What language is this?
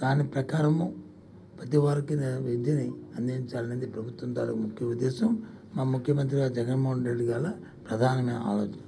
Telugu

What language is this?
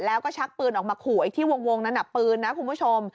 Thai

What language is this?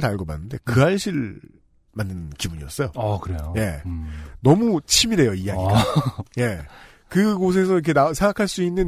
Korean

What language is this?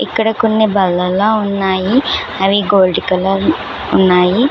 Telugu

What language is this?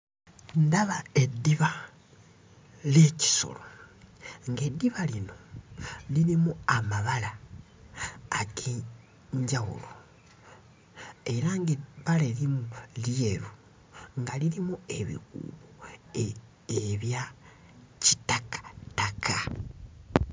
Ganda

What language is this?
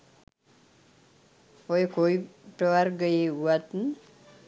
Sinhala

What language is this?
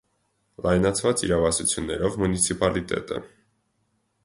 Armenian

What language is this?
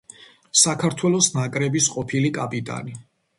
Georgian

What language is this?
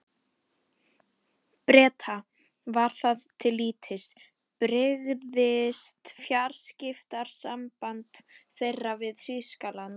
Icelandic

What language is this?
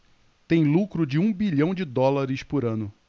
Portuguese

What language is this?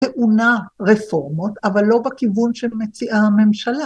Hebrew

